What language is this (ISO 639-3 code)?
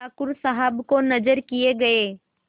hin